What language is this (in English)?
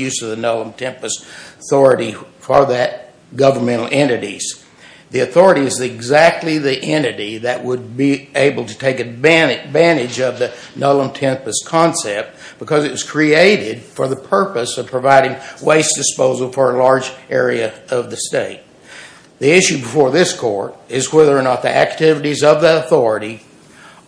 English